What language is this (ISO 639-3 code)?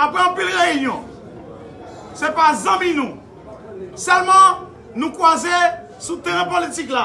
fra